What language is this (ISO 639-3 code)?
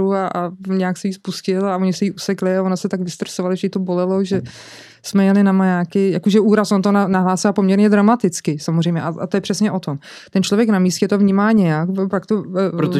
ces